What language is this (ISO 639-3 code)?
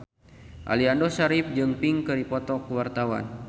sun